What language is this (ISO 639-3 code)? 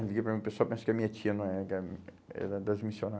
por